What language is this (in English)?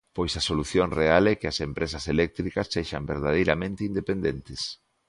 Galician